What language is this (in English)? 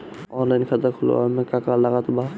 Bhojpuri